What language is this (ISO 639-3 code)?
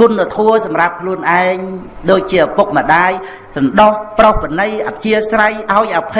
vie